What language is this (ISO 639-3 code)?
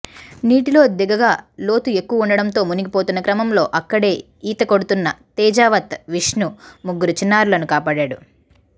tel